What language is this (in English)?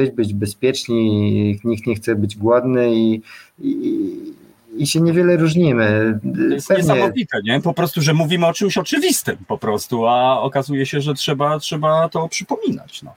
Polish